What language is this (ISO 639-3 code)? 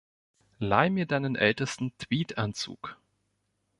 deu